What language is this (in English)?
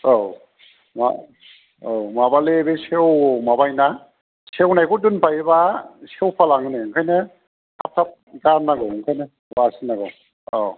Bodo